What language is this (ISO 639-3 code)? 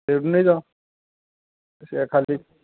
ori